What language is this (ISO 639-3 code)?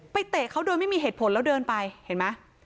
tha